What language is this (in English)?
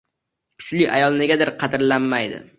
Uzbek